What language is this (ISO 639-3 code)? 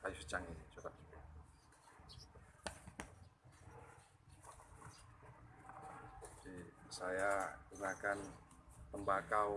ind